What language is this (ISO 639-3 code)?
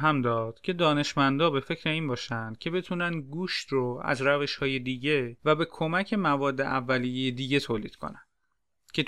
fas